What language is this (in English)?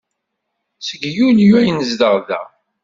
Kabyle